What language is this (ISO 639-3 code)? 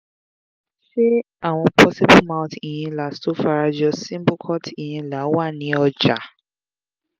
yor